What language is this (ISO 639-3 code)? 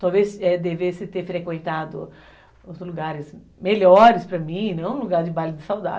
por